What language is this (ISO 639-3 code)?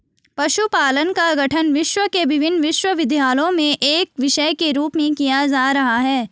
hin